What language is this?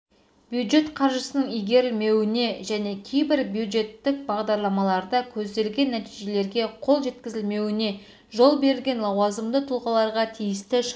Kazakh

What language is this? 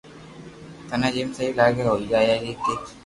Loarki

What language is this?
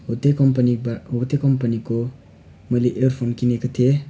Nepali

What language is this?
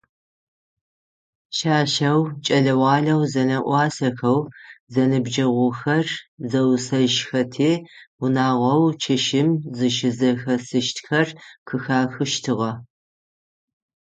Adyghe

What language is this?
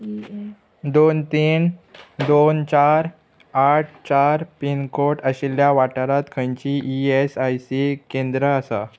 Konkani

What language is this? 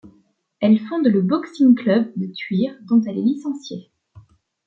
French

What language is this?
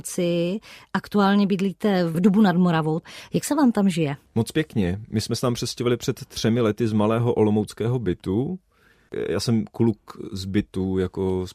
Czech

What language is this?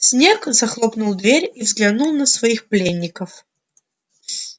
Russian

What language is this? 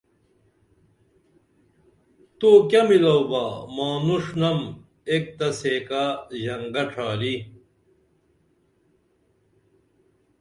Dameli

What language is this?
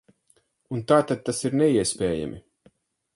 Latvian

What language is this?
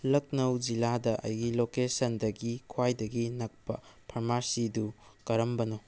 Manipuri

